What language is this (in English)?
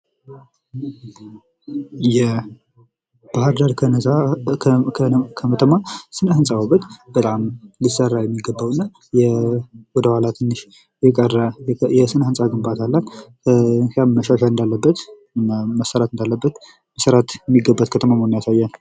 Amharic